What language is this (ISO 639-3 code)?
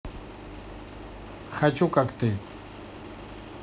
rus